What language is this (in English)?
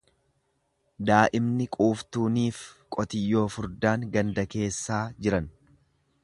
Oromo